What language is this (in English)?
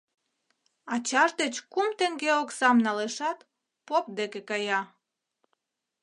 Mari